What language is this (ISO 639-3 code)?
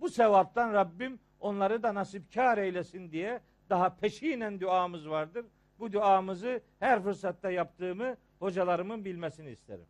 tur